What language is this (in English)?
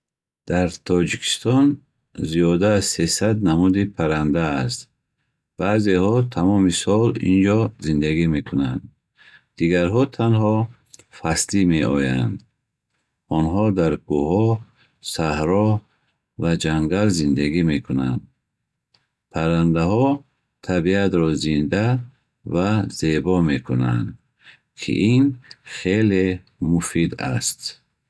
Bukharic